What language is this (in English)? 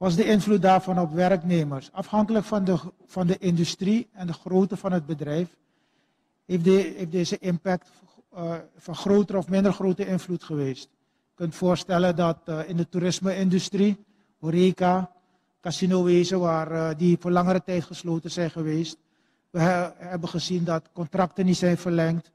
Dutch